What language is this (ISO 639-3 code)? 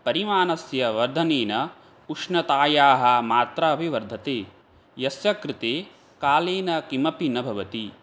san